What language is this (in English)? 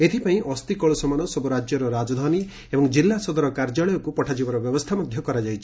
Odia